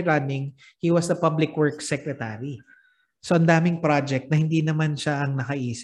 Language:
Filipino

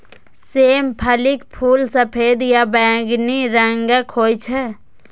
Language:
Maithili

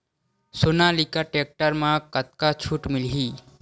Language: Chhattisgarhi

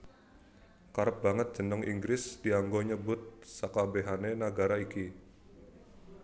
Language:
Javanese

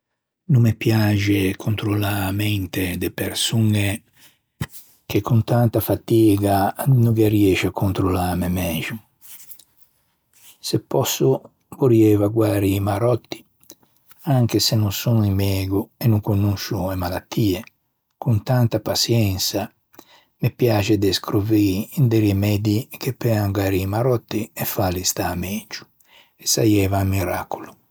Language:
Ligurian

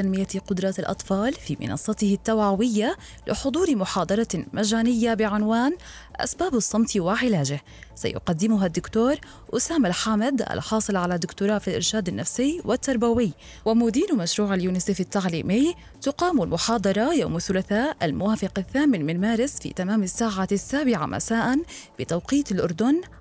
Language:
Arabic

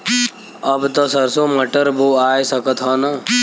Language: Bhojpuri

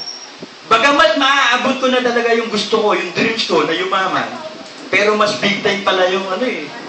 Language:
Filipino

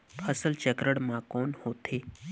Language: Chhattisgarhi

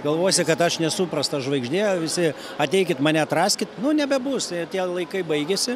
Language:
Lithuanian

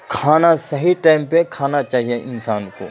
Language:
Urdu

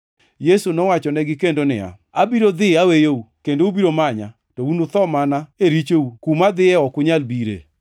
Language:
Luo (Kenya and Tanzania)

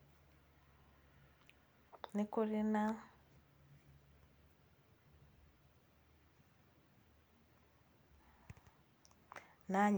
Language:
Kikuyu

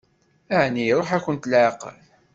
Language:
Kabyle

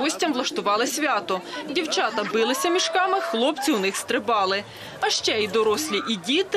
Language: Ukrainian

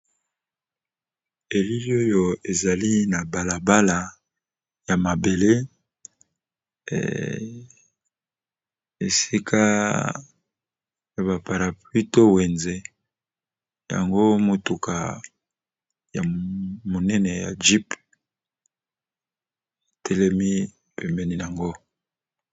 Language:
Lingala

